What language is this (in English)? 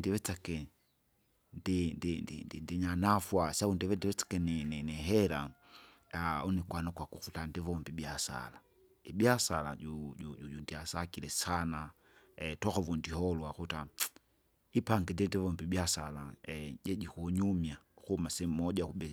Kinga